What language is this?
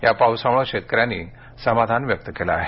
Marathi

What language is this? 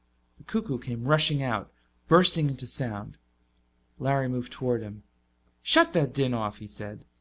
English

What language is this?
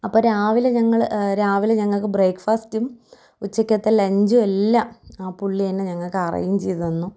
Malayalam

